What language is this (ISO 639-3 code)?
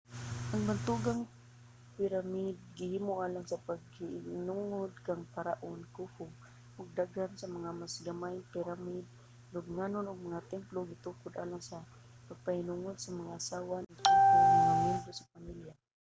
ceb